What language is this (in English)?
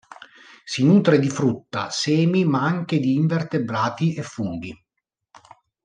Italian